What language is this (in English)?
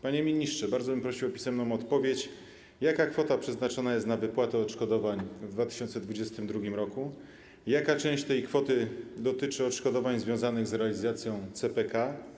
Polish